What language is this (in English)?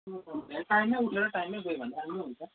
Nepali